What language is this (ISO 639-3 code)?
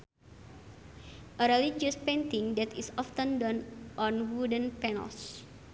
sun